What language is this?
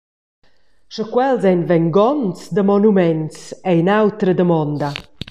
Romansh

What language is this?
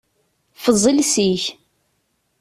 Kabyle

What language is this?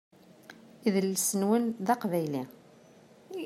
Kabyle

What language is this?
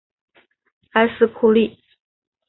Chinese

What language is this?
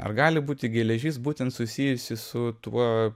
Lithuanian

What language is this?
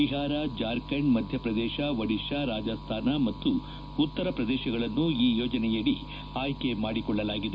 Kannada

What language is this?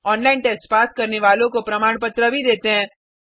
Hindi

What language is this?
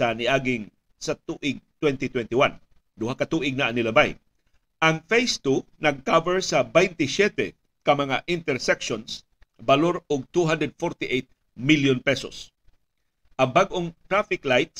Filipino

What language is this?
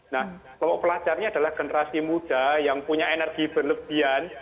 Indonesian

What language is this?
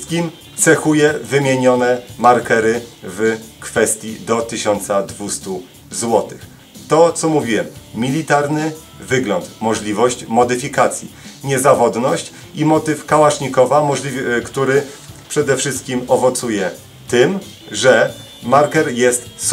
Polish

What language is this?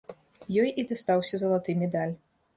Belarusian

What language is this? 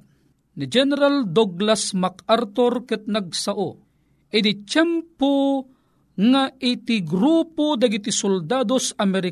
Filipino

